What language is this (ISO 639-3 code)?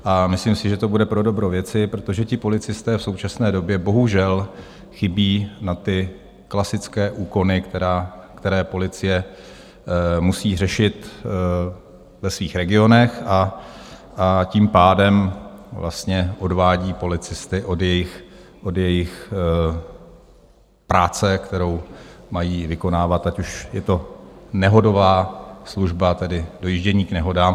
ces